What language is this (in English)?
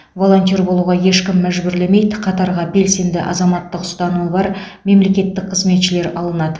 Kazakh